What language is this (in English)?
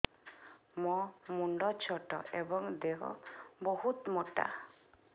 Odia